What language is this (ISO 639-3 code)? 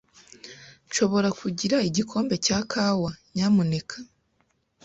kin